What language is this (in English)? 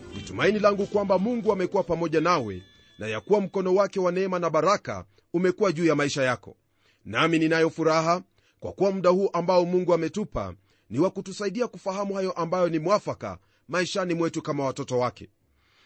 Swahili